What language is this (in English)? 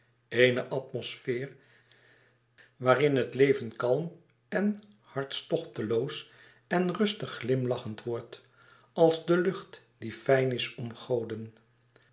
Dutch